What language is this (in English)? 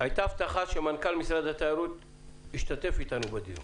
Hebrew